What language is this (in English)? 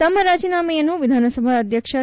Kannada